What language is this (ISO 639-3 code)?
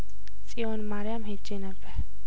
amh